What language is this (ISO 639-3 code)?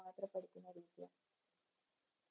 mal